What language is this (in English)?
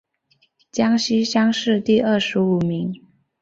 Chinese